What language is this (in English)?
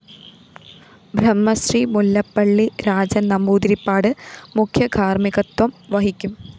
Malayalam